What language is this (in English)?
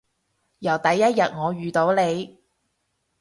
Cantonese